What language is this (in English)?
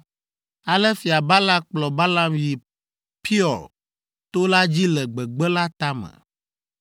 Ewe